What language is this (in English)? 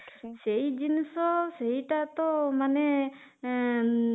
Odia